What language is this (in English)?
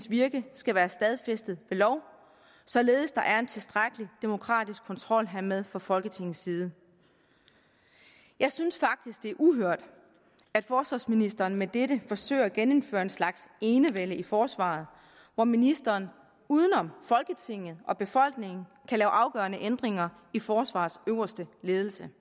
Danish